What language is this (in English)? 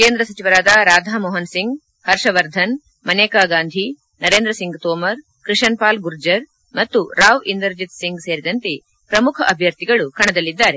Kannada